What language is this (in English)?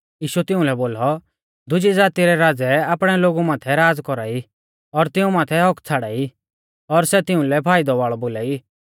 Mahasu Pahari